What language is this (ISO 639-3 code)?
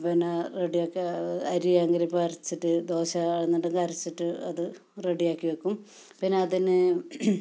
mal